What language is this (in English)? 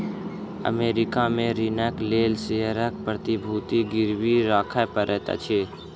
Maithili